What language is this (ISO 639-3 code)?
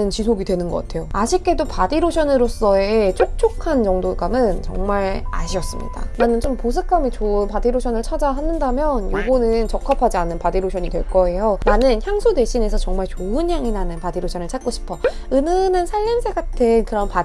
kor